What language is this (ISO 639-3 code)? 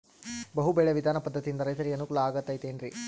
kan